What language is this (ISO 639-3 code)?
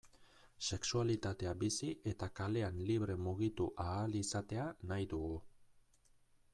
eus